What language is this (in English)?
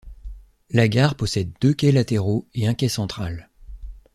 French